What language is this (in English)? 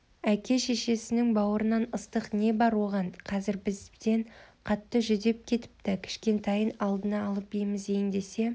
Kazakh